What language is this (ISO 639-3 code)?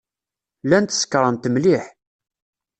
kab